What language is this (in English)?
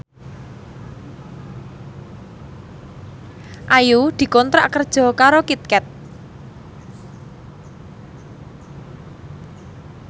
Javanese